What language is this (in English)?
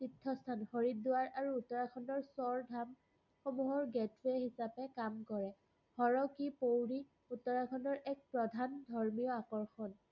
Assamese